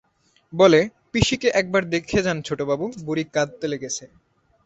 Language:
Bangla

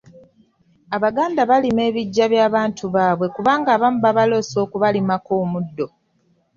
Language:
Ganda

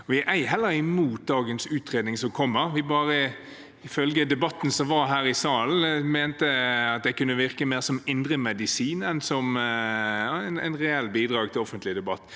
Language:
Norwegian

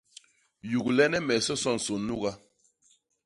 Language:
Basaa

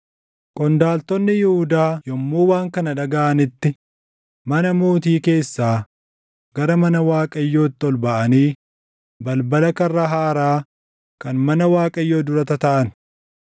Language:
Oromo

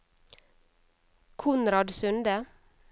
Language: Norwegian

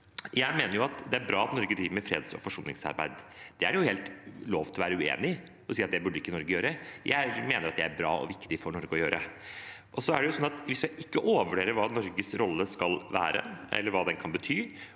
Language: Norwegian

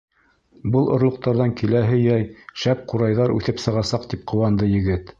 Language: Bashkir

